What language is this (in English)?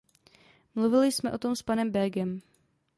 Czech